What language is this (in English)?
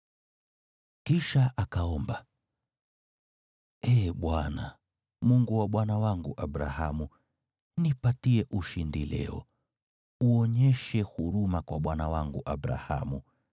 Swahili